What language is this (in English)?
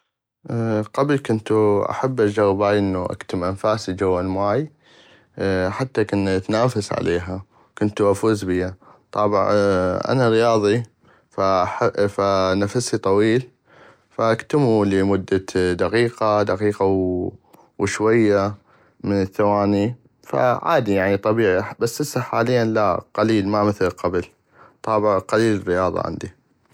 North Mesopotamian Arabic